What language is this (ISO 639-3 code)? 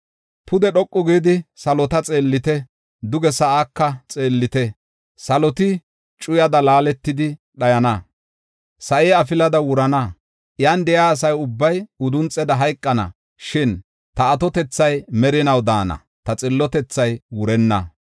gof